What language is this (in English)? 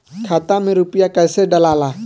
Bhojpuri